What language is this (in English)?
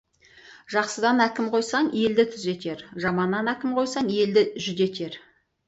Kazakh